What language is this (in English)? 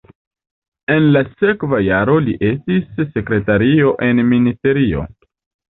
Esperanto